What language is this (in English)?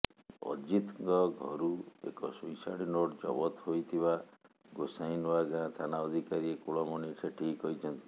Odia